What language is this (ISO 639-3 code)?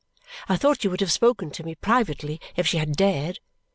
eng